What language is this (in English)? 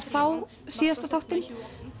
Icelandic